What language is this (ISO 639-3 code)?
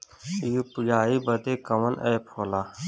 bho